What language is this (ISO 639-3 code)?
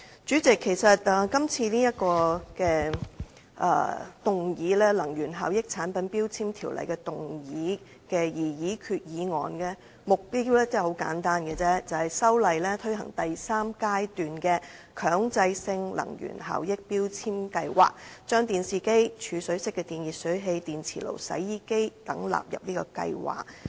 yue